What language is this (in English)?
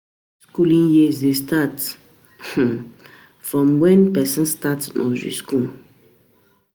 Nigerian Pidgin